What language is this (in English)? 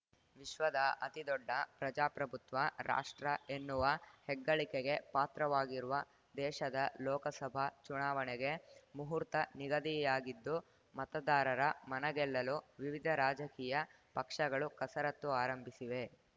Kannada